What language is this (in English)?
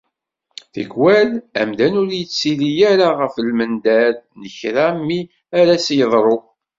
Kabyle